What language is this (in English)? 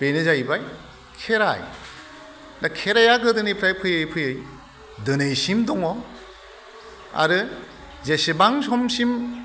Bodo